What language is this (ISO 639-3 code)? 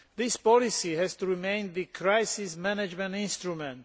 eng